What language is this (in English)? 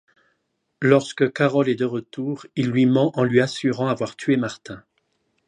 French